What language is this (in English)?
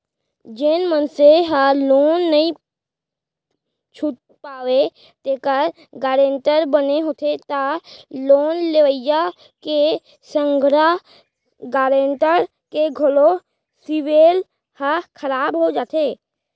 Chhattisgarhi